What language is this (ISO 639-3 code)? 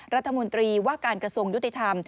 tha